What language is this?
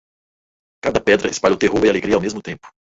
Portuguese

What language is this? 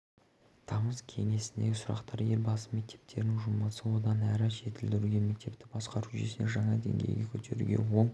Kazakh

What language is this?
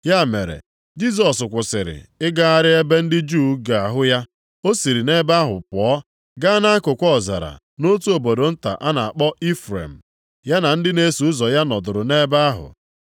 Igbo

